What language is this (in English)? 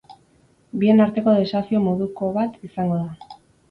Basque